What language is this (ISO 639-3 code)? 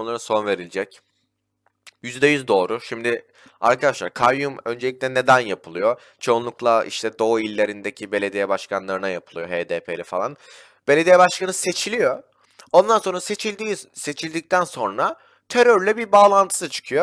tur